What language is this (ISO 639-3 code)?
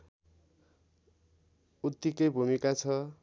nep